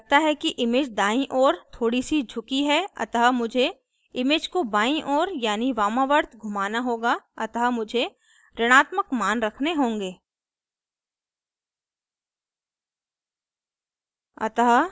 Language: Hindi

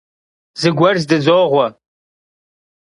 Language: Kabardian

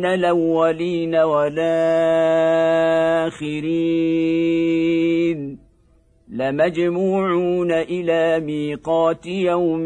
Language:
Arabic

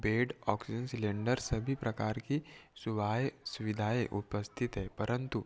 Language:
Hindi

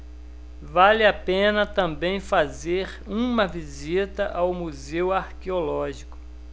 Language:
Portuguese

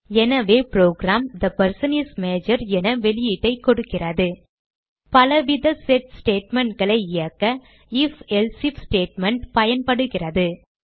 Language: Tamil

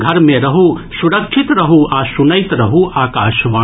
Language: Maithili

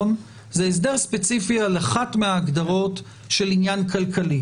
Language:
Hebrew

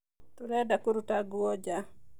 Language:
Kikuyu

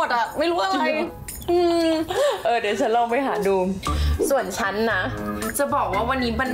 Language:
Thai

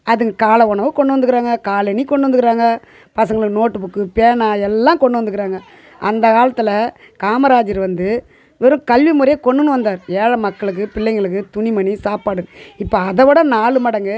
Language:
Tamil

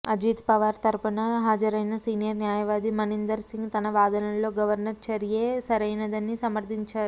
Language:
Telugu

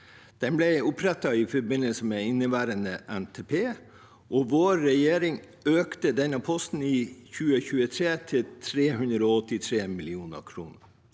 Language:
Norwegian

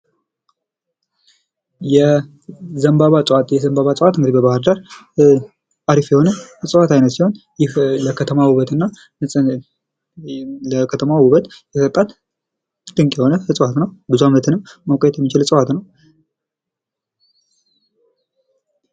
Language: Amharic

